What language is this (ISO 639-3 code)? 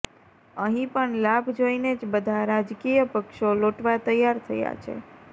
guj